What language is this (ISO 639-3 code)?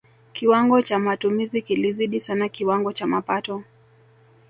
swa